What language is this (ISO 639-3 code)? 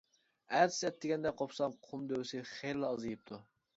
uig